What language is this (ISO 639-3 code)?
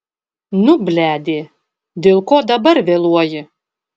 lit